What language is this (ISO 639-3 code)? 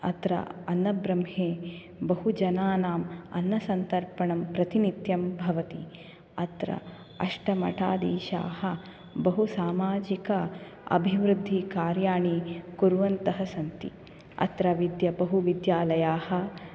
san